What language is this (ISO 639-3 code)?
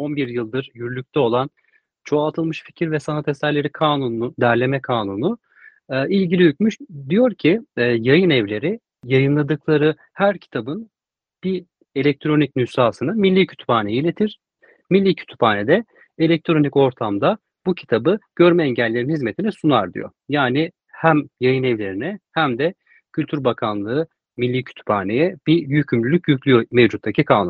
tur